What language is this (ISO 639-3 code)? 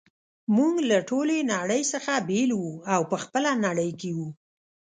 pus